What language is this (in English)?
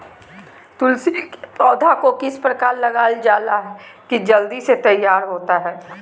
Magahi